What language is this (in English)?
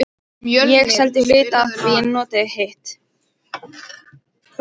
Icelandic